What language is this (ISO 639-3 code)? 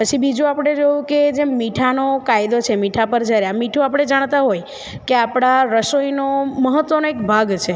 guj